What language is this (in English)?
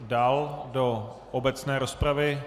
Czech